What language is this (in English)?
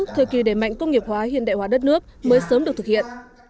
Vietnamese